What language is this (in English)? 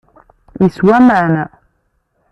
Kabyle